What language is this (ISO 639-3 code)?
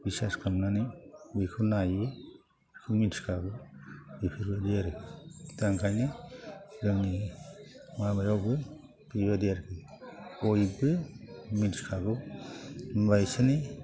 brx